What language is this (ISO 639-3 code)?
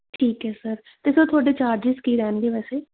pan